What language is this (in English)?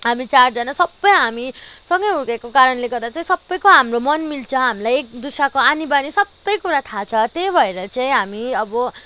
Nepali